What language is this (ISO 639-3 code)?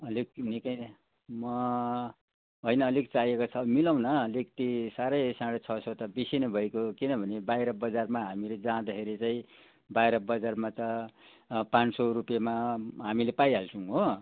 nep